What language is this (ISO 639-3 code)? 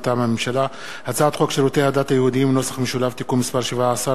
heb